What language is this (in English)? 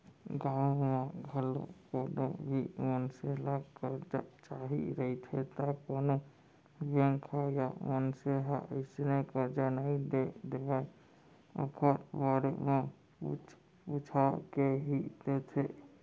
Chhattisgarhi